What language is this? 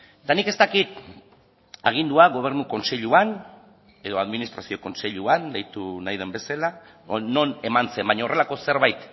Basque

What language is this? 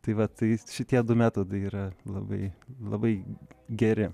Lithuanian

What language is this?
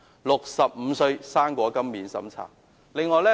Cantonese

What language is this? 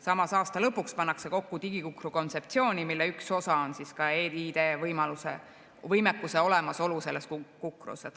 Estonian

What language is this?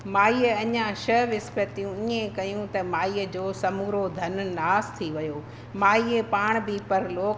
Sindhi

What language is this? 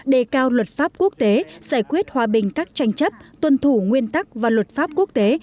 Vietnamese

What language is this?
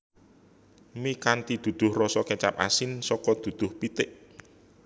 Javanese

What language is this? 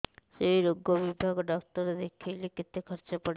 Odia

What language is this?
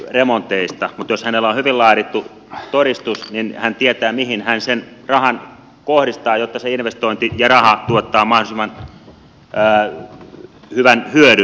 Finnish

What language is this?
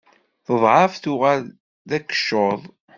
Kabyle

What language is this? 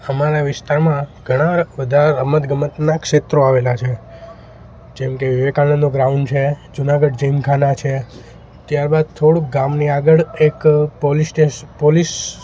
Gujarati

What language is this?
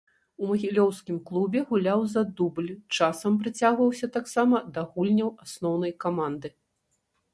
Belarusian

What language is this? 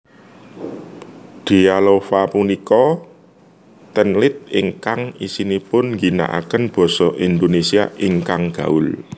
Javanese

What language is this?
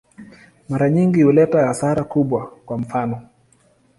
Swahili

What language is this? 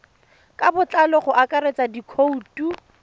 Tswana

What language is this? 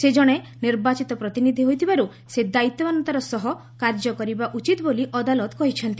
Odia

